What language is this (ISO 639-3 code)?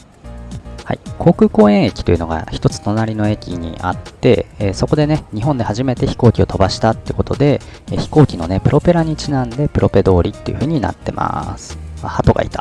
jpn